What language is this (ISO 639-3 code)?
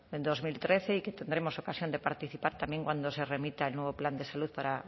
spa